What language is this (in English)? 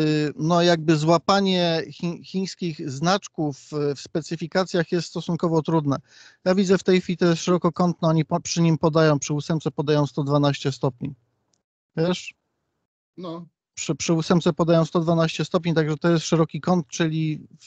Polish